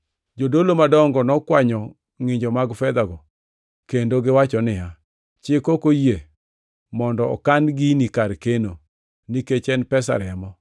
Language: Luo (Kenya and Tanzania)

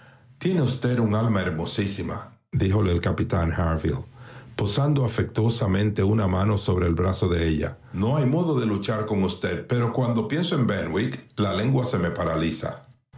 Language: Spanish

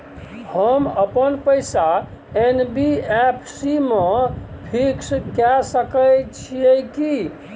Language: Maithili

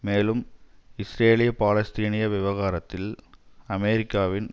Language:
Tamil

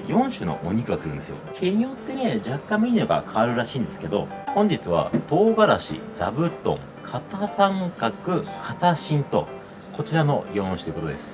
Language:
Japanese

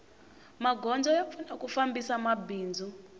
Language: Tsonga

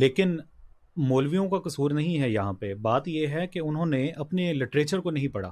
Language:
Urdu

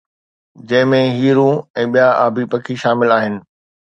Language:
Sindhi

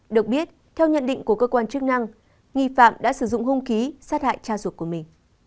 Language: Vietnamese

